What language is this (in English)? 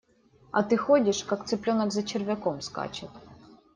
Russian